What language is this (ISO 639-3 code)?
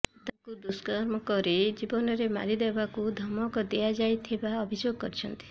ori